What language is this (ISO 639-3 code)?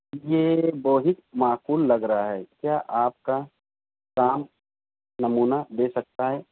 urd